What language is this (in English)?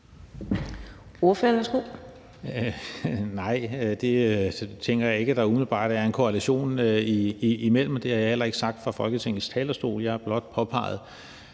Danish